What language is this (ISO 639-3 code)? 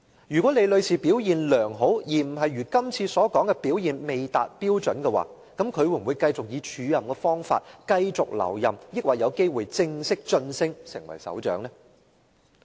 yue